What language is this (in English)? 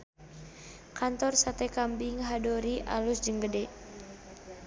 Sundanese